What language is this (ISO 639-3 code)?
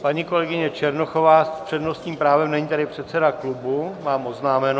ces